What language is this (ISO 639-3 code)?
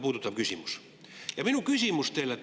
est